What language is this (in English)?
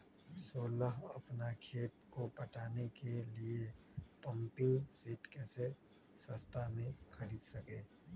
Magahi